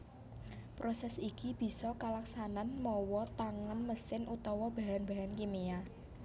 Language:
Javanese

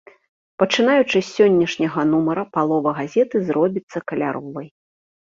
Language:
Belarusian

